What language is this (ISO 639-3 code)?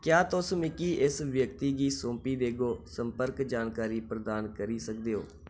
doi